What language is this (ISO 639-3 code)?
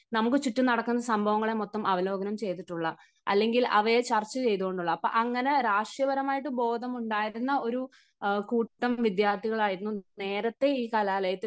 mal